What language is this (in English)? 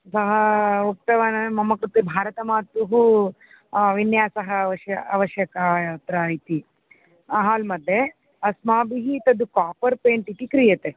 Sanskrit